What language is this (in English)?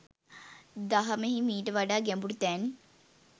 Sinhala